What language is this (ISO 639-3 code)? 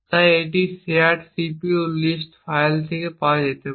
ben